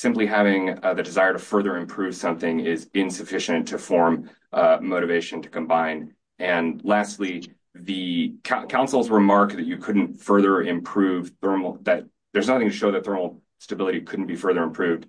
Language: English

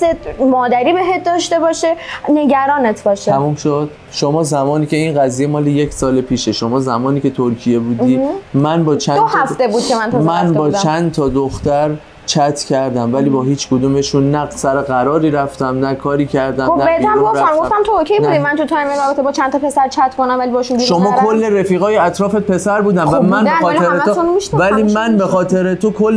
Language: Persian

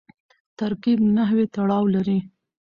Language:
Pashto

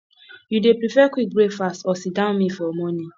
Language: Nigerian Pidgin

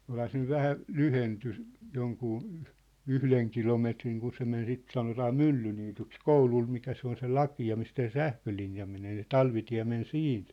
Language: Finnish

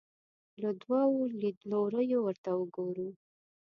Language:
Pashto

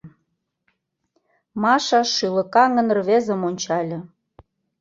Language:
Mari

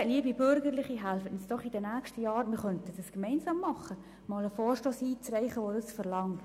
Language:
Swiss German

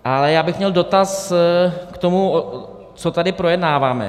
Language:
Czech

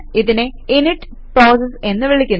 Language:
Malayalam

